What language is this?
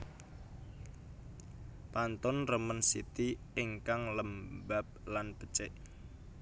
Javanese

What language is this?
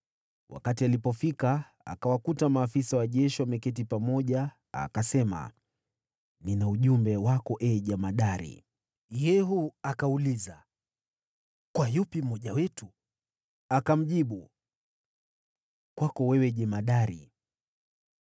Swahili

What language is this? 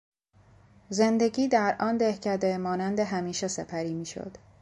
Persian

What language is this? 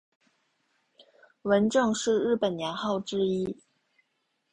Chinese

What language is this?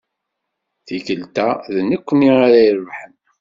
Kabyle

